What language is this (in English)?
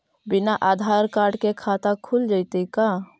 Magahi